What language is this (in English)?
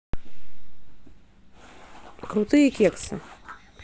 Russian